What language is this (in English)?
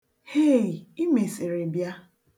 Igbo